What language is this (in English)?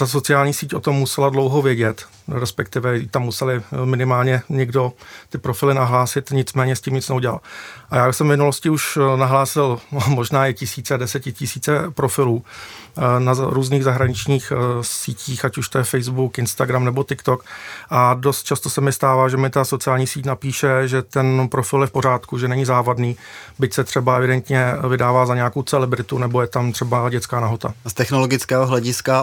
Czech